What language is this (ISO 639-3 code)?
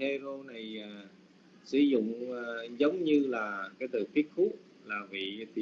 vie